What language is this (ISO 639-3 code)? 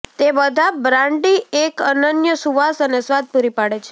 guj